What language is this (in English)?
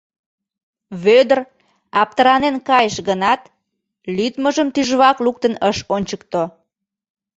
Mari